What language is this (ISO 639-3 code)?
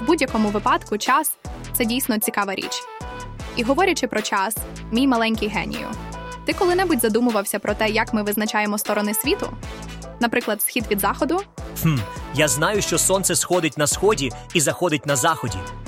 ukr